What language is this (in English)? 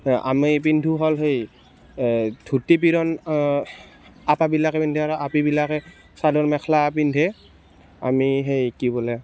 Assamese